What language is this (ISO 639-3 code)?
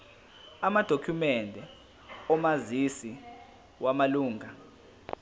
zul